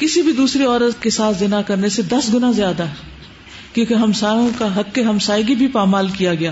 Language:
Urdu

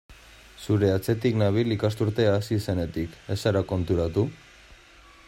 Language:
Basque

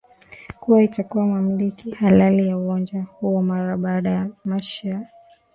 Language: Swahili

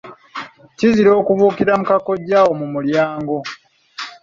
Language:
Ganda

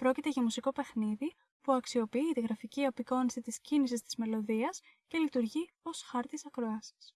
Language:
Greek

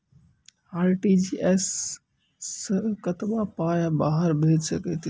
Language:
Maithili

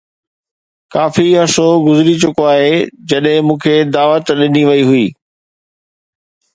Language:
Sindhi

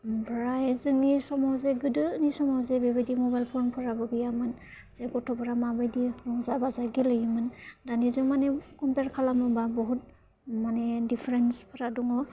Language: Bodo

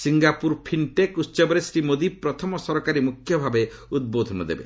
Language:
Odia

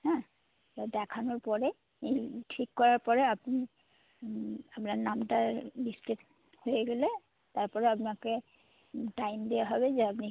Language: Bangla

